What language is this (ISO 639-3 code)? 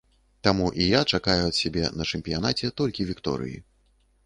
bel